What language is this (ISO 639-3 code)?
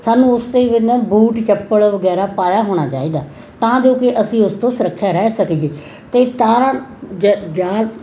pan